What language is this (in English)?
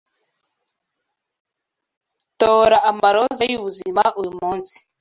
Kinyarwanda